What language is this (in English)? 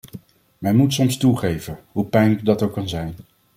Dutch